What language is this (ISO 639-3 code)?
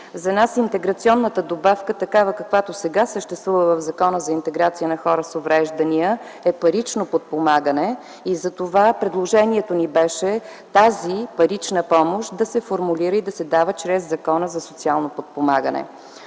bul